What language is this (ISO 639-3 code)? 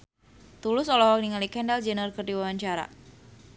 sun